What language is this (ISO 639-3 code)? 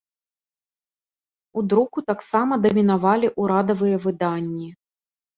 bel